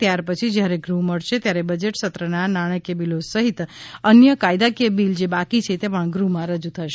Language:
Gujarati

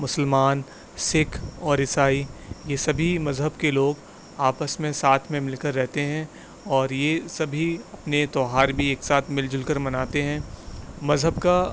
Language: Urdu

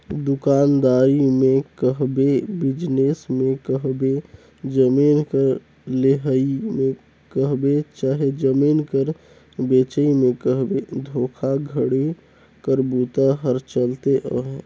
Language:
Chhattisgarhi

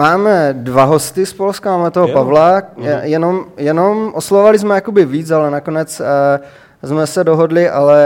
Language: Czech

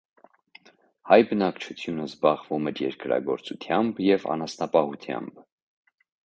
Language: Armenian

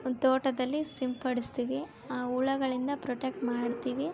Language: Kannada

